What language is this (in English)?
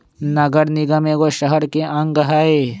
Magahi